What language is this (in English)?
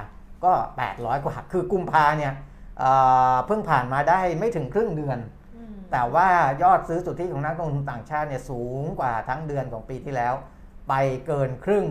Thai